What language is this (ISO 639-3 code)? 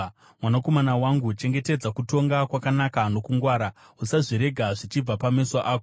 sna